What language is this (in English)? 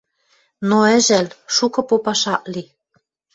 Western Mari